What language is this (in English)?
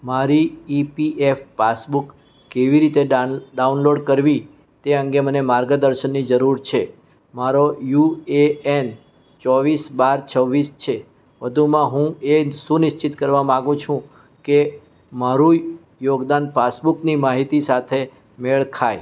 Gujarati